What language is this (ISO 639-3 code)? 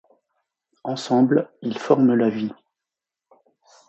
fra